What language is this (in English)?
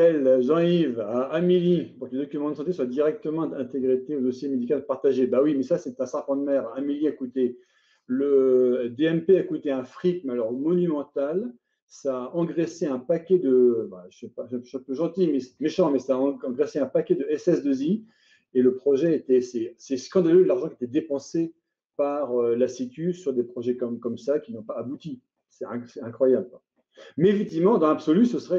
French